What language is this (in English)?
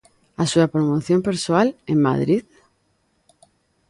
Galician